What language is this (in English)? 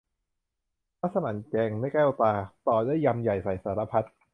Thai